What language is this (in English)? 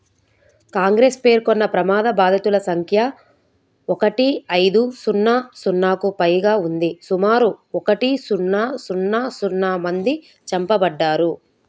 Telugu